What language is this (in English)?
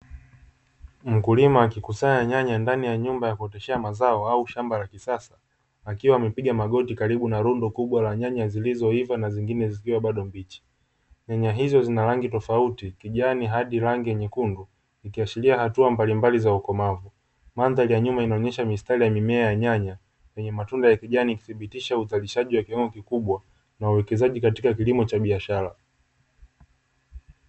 Swahili